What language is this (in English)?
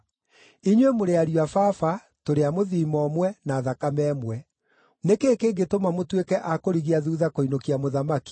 Kikuyu